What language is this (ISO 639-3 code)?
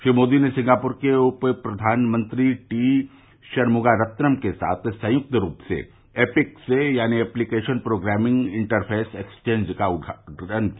hin